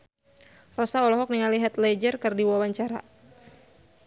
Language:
Sundanese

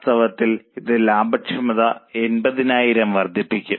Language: Malayalam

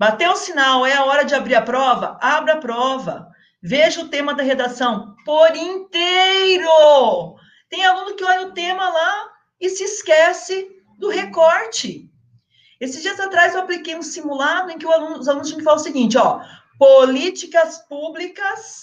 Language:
Portuguese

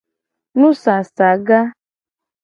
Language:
Gen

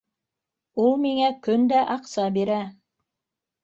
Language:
Bashkir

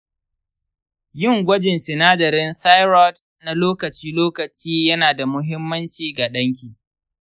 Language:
Hausa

